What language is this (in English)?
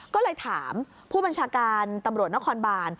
Thai